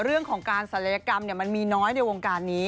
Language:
Thai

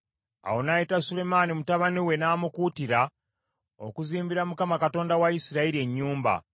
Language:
Ganda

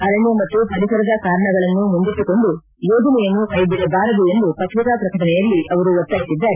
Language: Kannada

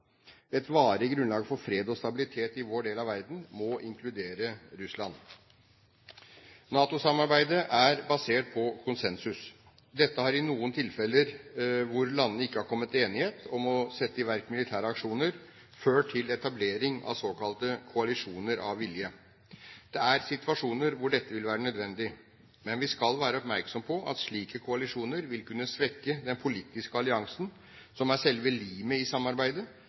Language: Norwegian Bokmål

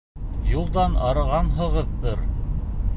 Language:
Bashkir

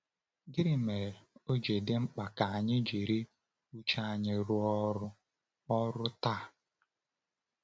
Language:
Igbo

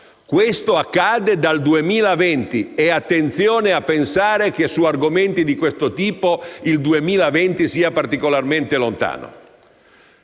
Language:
Italian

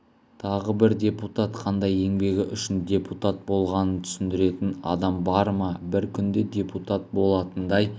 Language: Kazakh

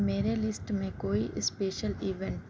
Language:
Urdu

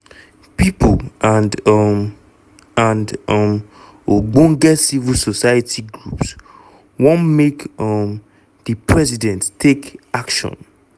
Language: Nigerian Pidgin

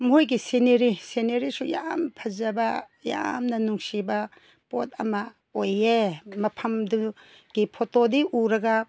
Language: Manipuri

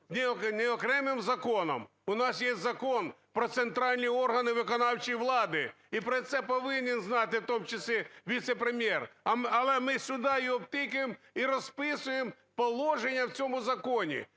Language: Ukrainian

